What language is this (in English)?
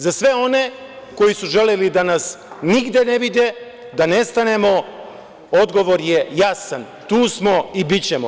Serbian